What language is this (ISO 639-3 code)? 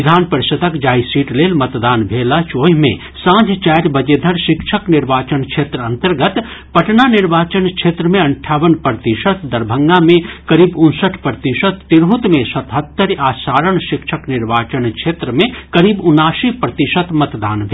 mai